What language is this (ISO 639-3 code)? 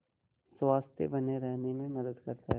hin